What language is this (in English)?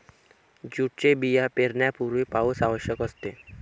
Marathi